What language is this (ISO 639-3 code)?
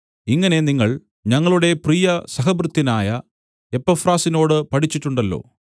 mal